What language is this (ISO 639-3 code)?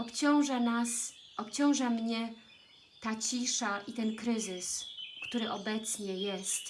pol